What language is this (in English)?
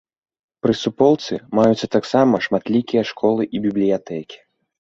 Belarusian